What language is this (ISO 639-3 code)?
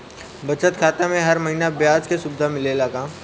bho